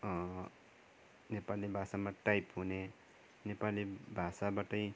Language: Nepali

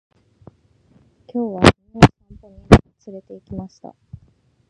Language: Japanese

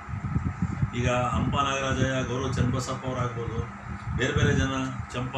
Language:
Korean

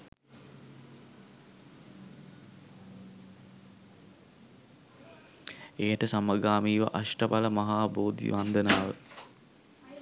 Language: Sinhala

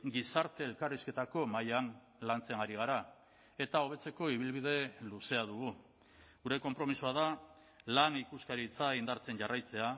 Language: Basque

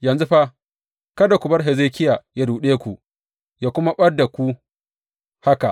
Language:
Hausa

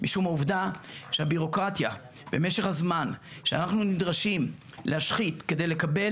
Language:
Hebrew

